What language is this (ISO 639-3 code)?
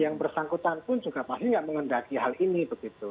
ind